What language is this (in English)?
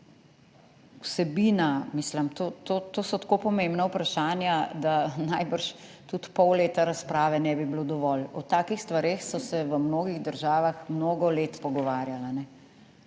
Slovenian